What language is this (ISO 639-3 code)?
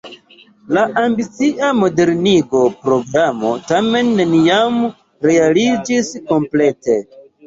epo